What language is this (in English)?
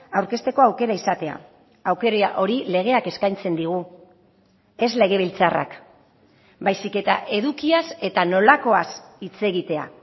Basque